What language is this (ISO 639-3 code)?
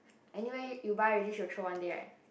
eng